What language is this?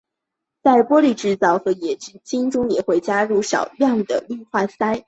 Chinese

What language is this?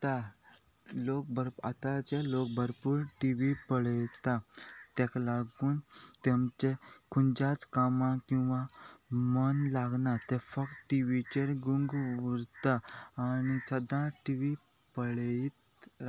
Konkani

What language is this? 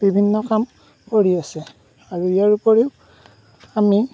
Assamese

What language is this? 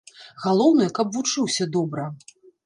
Belarusian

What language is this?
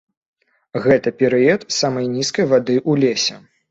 Belarusian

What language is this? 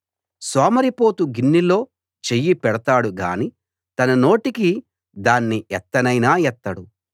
Telugu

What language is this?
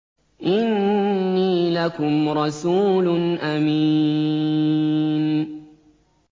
Arabic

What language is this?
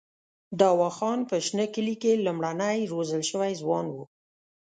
Pashto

